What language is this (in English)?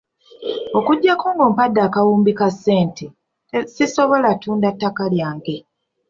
Ganda